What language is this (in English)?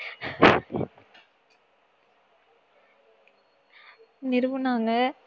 Tamil